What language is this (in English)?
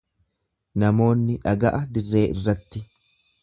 Oromo